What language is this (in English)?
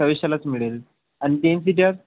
Marathi